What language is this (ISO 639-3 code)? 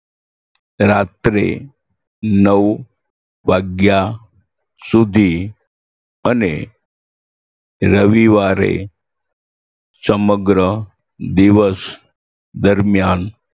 guj